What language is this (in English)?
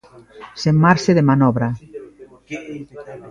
Galician